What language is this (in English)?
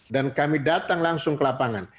Indonesian